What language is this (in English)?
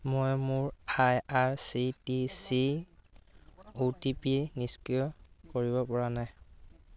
Assamese